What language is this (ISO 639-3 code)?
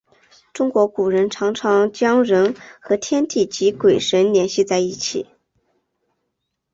zho